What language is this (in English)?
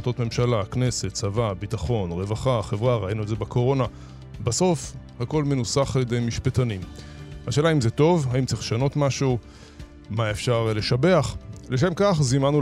Hebrew